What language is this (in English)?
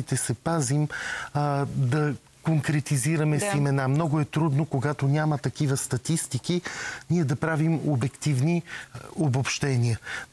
Bulgarian